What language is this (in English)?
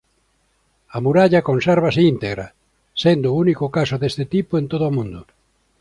Galician